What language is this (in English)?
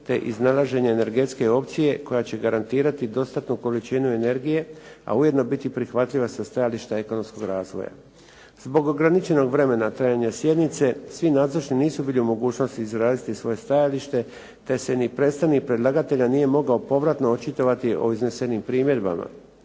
Croatian